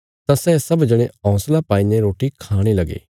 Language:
Bilaspuri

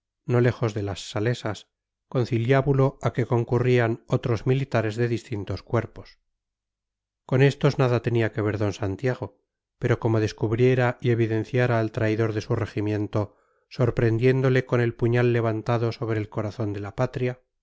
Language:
Spanish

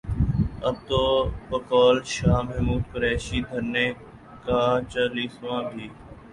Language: Urdu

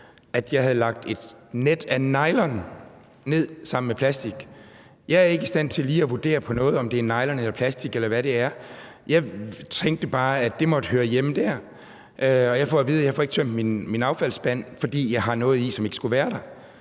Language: Danish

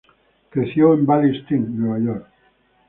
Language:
Spanish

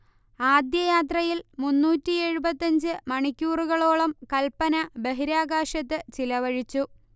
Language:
Malayalam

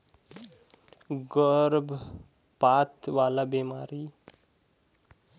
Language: Chhattisgarhi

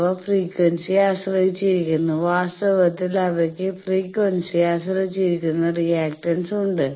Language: Malayalam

